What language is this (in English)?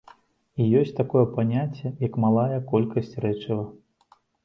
Belarusian